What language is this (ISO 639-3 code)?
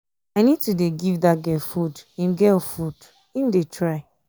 pcm